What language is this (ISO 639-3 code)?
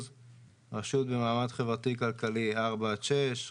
heb